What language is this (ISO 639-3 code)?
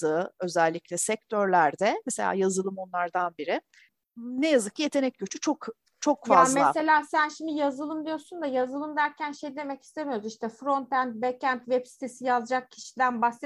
tur